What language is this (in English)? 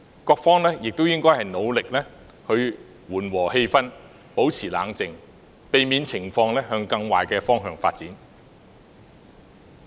Cantonese